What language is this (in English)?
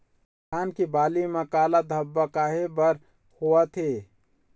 Chhattisgarhi